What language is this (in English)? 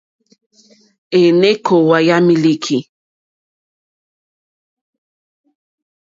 Mokpwe